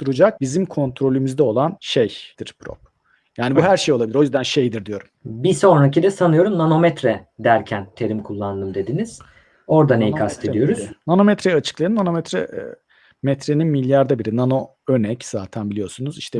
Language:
Turkish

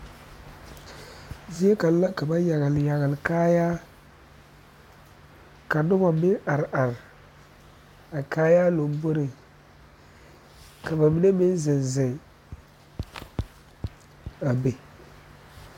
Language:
Southern Dagaare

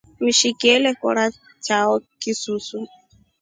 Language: Rombo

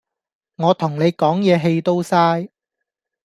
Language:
Cantonese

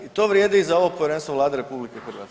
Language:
Croatian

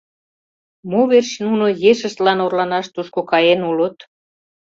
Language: Mari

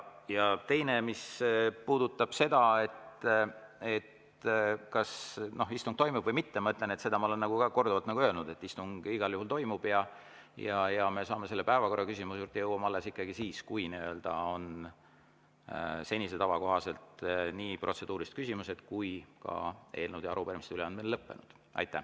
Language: Estonian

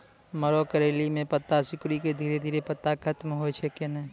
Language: Maithili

